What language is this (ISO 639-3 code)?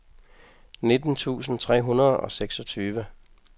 dan